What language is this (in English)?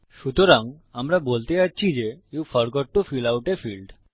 Bangla